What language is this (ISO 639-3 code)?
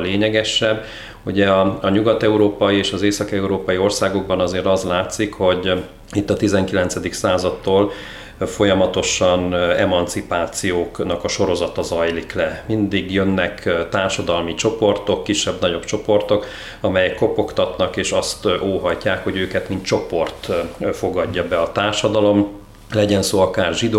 hun